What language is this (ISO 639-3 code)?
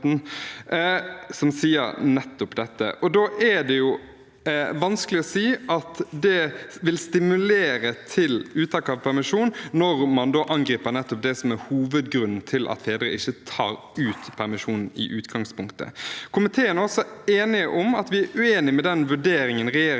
nor